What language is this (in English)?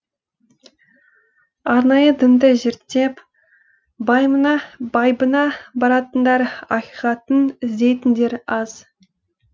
Kazakh